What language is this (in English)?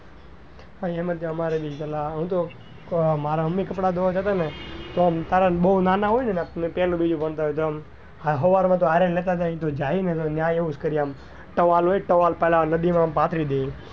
Gujarati